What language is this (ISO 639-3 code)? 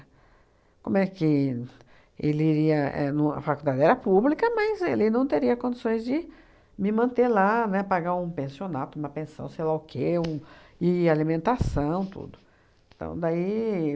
por